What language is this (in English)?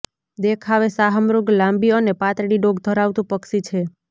Gujarati